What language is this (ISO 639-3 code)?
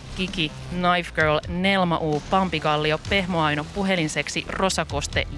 fin